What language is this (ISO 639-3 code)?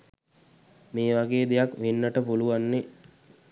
sin